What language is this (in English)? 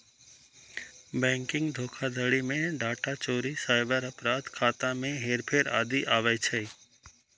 Maithili